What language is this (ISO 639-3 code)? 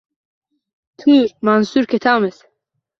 uzb